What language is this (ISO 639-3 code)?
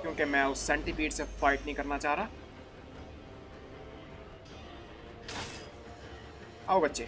jpn